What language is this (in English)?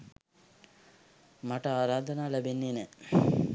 Sinhala